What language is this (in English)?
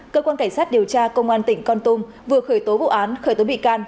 Vietnamese